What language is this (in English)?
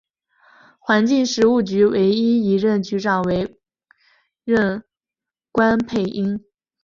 Chinese